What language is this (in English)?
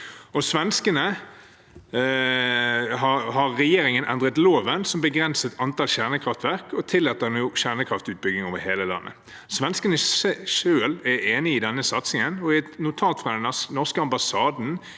Norwegian